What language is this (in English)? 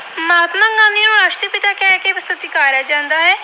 Punjabi